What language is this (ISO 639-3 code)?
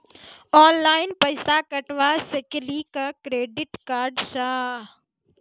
mai